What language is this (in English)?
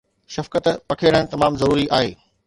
Sindhi